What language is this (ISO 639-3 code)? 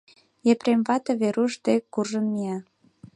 chm